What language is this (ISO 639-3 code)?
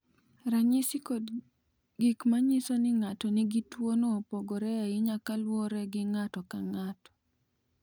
luo